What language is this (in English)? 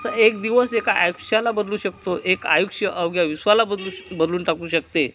Marathi